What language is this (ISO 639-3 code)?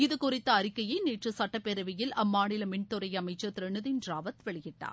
tam